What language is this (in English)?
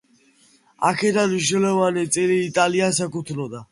Georgian